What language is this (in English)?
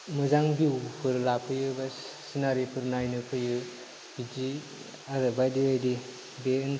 Bodo